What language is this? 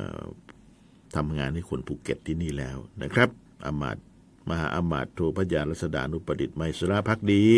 Thai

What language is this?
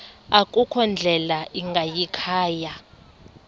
Xhosa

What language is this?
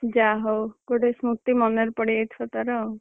Odia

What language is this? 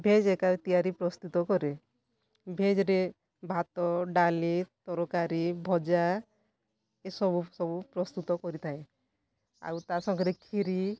Odia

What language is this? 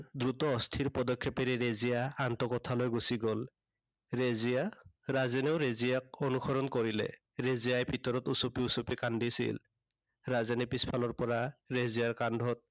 Assamese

